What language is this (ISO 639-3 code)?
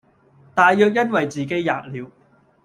yue